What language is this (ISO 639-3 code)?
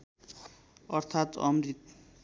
nep